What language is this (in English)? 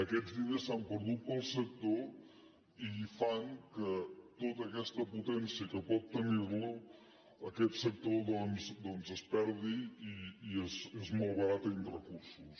Catalan